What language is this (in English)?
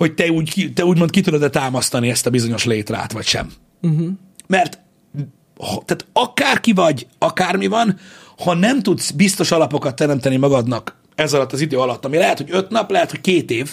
Hungarian